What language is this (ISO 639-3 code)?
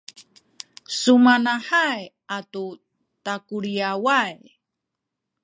szy